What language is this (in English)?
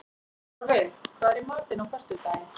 Icelandic